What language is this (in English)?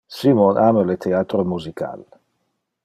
Interlingua